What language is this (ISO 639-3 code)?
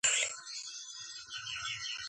kat